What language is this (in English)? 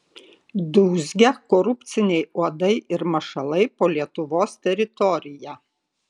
Lithuanian